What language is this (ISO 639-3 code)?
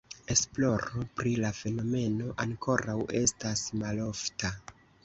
epo